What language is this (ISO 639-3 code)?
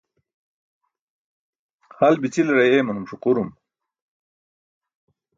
bsk